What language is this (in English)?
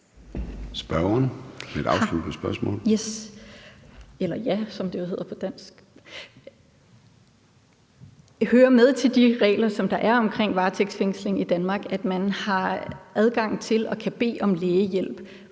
Danish